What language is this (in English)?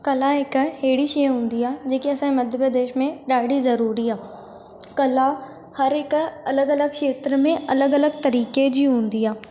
Sindhi